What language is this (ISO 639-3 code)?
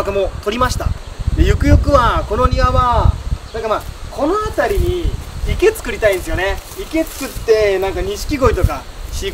jpn